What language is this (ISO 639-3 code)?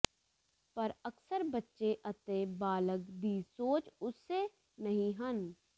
pan